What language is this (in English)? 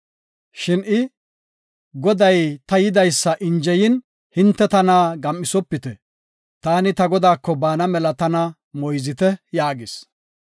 Gofa